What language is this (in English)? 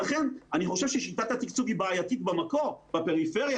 Hebrew